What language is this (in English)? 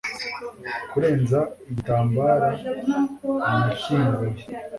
Kinyarwanda